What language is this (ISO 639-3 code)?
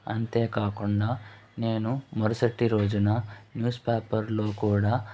tel